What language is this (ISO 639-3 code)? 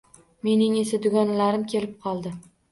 uzb